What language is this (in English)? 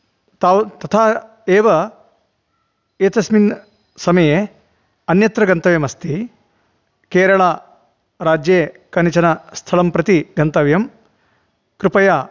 Sanskrit